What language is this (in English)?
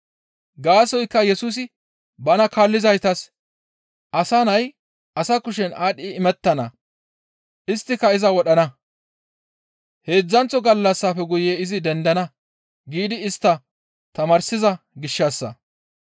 Gamo